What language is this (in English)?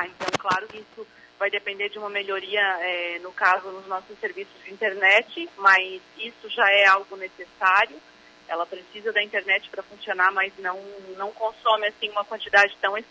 Portuguese